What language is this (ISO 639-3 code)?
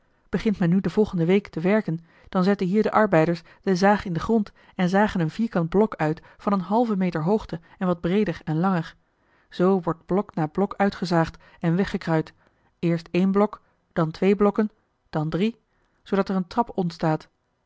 nld